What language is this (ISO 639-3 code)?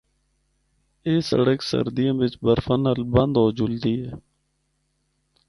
hno